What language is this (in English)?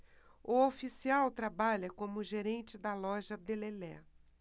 Portuguese